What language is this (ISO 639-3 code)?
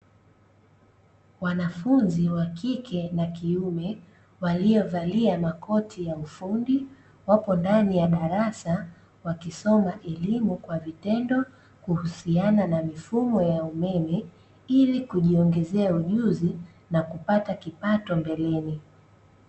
swa